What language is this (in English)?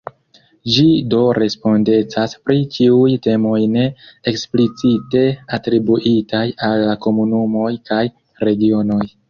Esperanto